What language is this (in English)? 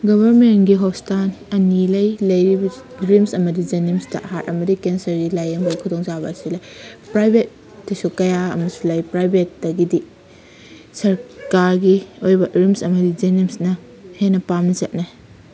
Manipuri